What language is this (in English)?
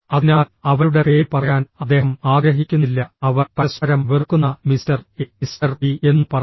Malayalam